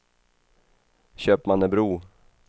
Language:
Swedish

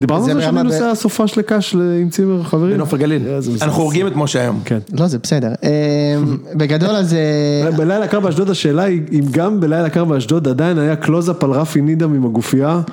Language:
Hebrew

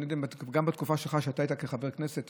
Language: Hebrew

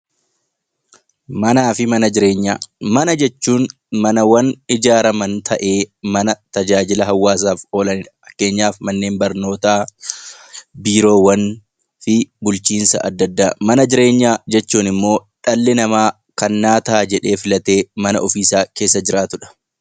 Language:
Oromo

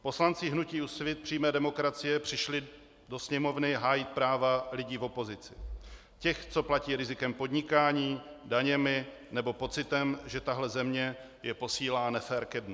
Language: Czech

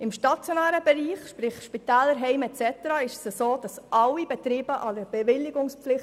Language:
Swiss German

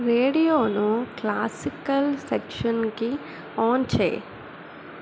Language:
Telugu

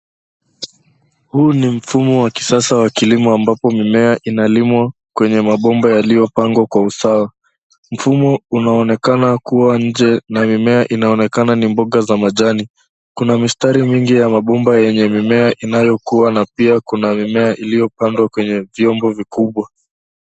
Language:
Swahili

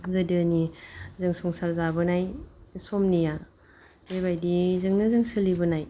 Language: Bodo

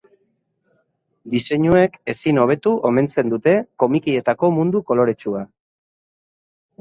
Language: Basque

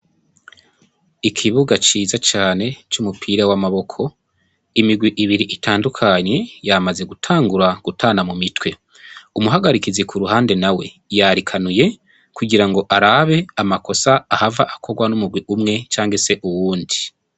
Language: Rundi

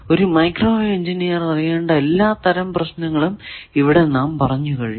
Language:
Malayalam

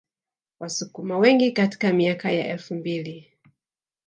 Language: Swahili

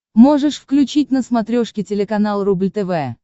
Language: Russian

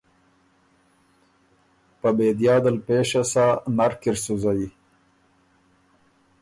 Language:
Ormuri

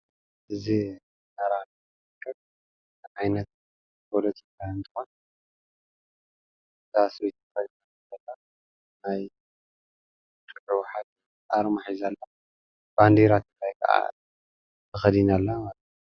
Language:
Tigrinya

